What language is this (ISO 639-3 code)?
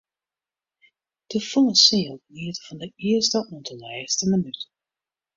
fry